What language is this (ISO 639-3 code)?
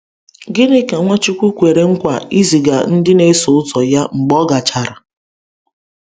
ibo